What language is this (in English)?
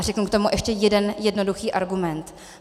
Czech